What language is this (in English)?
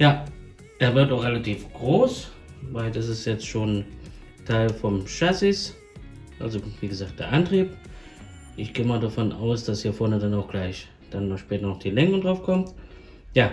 German